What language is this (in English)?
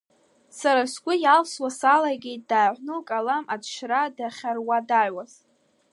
Abkhazian